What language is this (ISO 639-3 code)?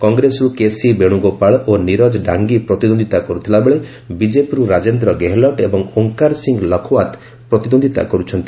ori